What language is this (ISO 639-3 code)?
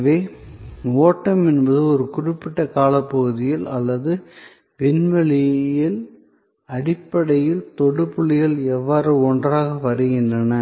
tam